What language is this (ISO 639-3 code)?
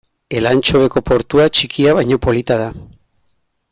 eus